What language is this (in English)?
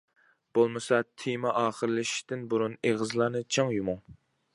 Uyghur